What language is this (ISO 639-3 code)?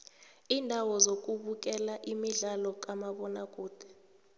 nbl